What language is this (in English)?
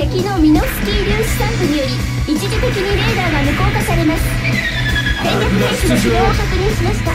Japanese